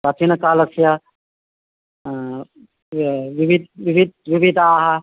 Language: Sanskrit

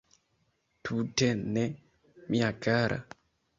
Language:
Esperanto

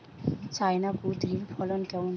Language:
Bangla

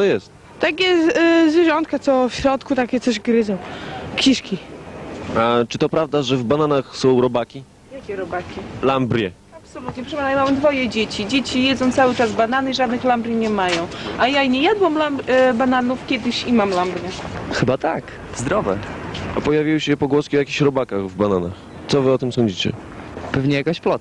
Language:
Polish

